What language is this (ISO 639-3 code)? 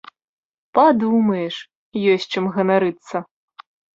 bel